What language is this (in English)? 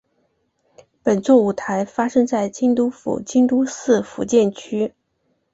Chinese